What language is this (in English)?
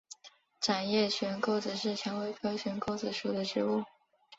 Chinese